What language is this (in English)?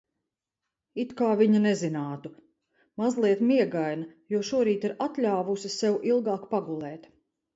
Latvian